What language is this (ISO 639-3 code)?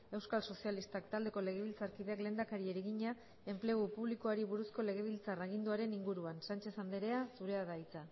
eus